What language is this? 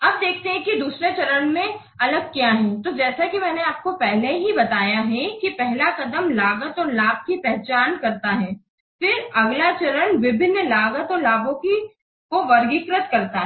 Hindi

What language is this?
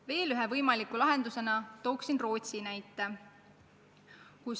Estonian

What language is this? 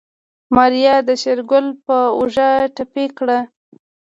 Pashto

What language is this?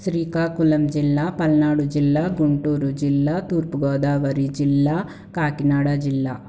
Telugu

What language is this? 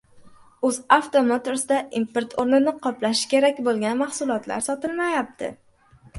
Uzbek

